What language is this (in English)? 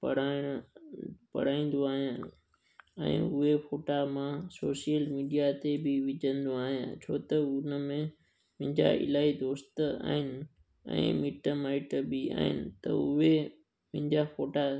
Sindhi